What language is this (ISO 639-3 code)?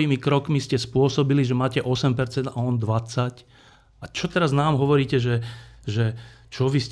slk